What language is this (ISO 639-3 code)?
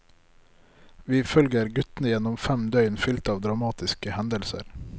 nor